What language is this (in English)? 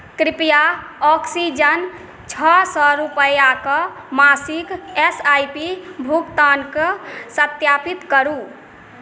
Maithili